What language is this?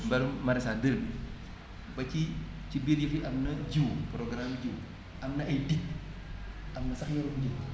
Wolof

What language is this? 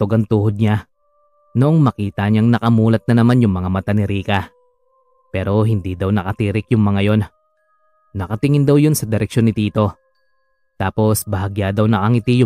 Filipino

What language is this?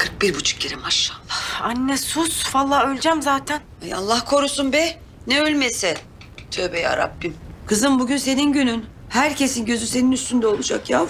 Turkish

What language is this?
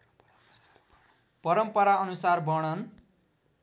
Nepali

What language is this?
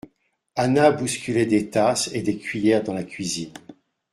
French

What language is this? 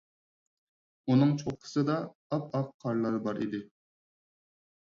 Uyghur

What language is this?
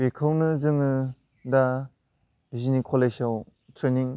Bodo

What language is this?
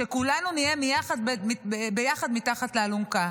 Hebrew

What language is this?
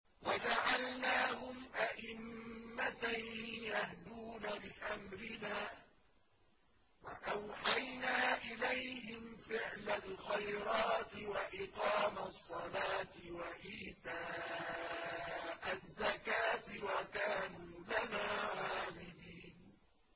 Arabic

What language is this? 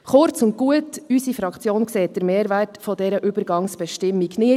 Swiss German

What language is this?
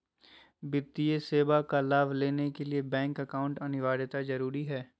Magahi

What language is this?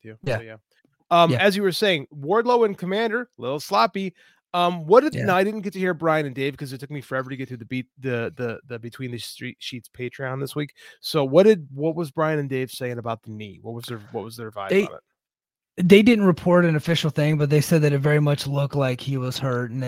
English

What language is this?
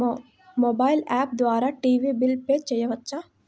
Telugu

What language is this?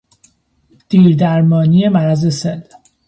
Persian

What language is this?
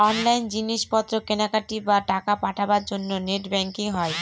Bangla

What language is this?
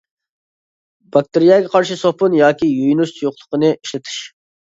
Uyghur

